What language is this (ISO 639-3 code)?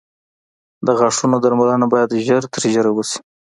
pus